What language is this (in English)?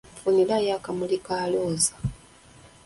Ganda